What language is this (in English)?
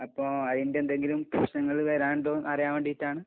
Malayalam